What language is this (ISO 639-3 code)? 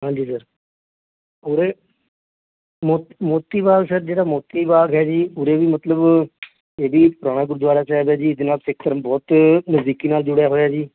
pan